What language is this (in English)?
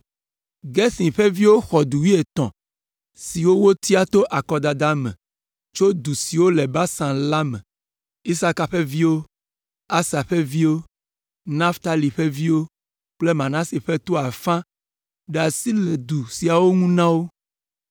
Ewe